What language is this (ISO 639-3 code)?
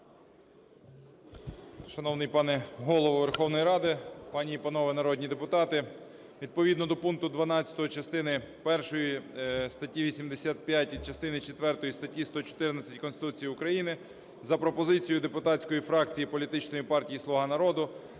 ukr